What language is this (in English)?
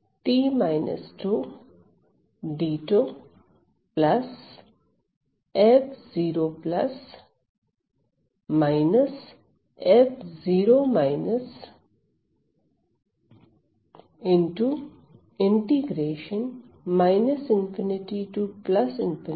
Hindi